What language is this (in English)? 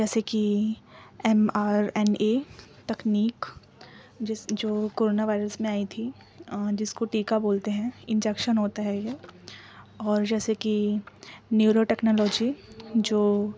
Urdu